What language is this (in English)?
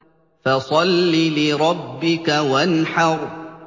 Arabic